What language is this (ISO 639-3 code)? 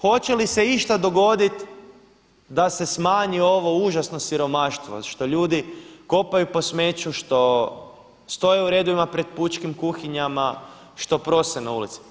hrv